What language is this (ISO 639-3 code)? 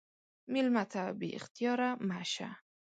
pus